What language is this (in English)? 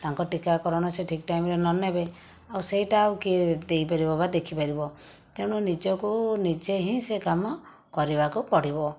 Odia